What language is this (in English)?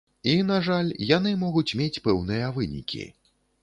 Belarusian